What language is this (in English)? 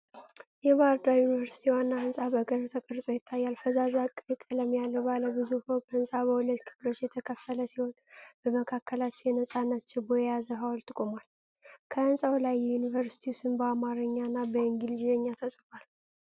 Amharic